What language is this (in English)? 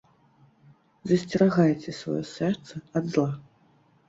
Belarusian